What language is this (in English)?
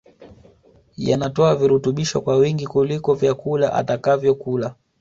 Swahili